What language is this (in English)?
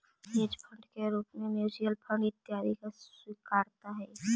Magahi